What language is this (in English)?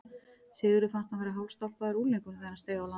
Icelandic